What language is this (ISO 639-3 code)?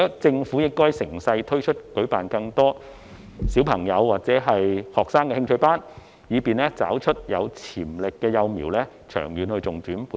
yue